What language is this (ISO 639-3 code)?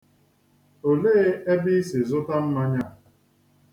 ibo